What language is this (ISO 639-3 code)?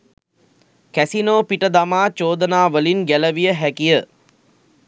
sin